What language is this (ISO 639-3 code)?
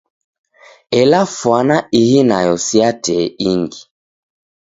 dav